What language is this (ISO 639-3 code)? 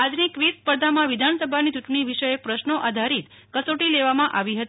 guj